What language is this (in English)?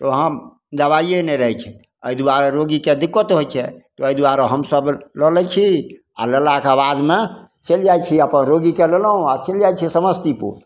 Maithili